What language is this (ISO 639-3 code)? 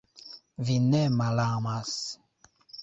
epo